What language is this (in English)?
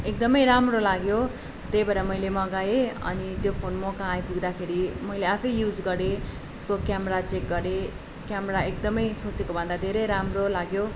Nepali